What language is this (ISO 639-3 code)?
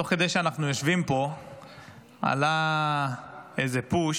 heb